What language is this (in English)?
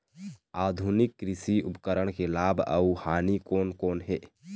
Chhattisgarhi